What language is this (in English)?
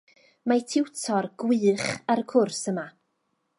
Welsh